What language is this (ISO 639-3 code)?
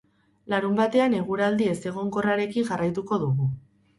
eus